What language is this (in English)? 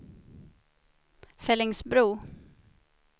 Swedish